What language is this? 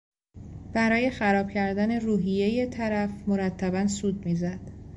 Persian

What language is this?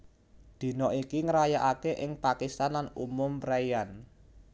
Javanese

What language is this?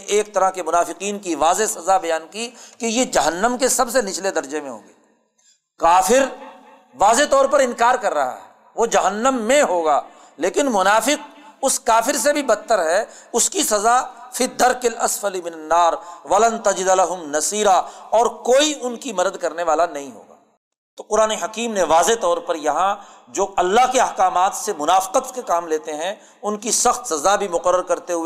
Urdu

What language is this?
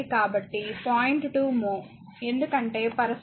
Telugu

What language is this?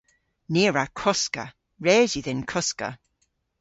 Cornish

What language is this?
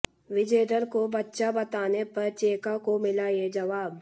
Hindi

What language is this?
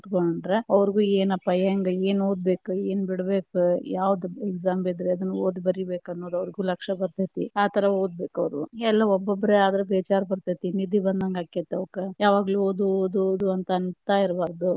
Kannada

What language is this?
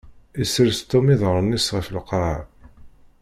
Kabyle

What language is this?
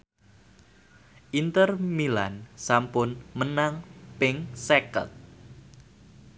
Javanese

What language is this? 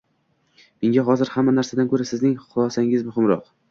Uzbek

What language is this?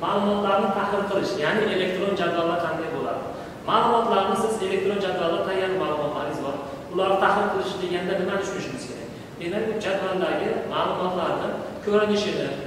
Turkish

